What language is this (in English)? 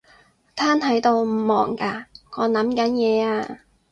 Cantonese